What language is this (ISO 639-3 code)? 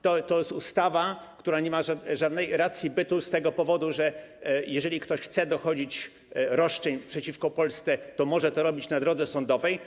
pol